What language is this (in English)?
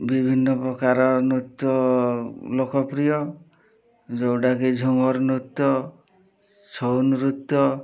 Odia